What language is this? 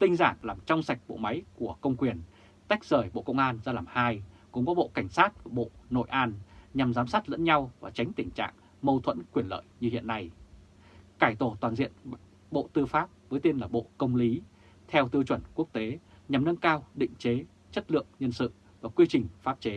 Vietnamese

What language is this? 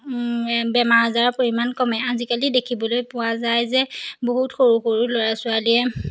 Assamese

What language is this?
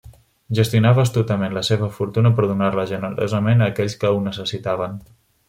Catalan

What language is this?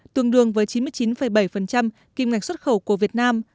Vietnamese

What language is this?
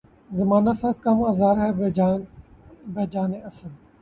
Urdu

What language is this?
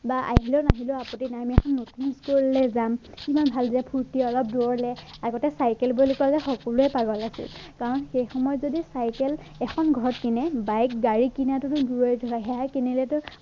Assamese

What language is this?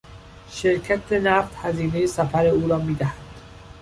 Persian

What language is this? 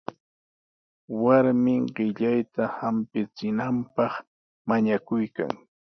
Sihuas Ancash Quechua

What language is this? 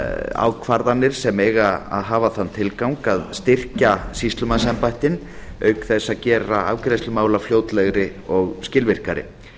Icelandic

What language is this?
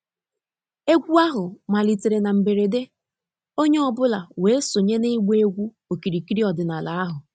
Igbo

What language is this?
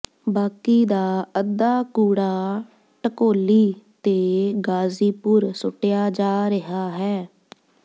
Punjabi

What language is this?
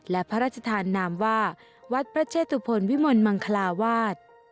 Thai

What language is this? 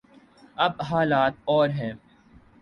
Urdu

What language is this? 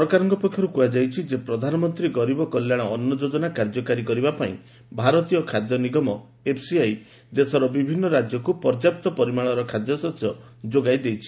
Odia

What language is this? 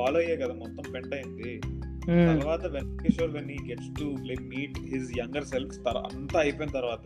Telugu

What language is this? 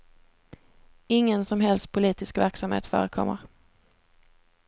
Swedish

